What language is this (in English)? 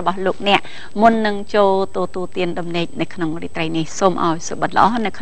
Thai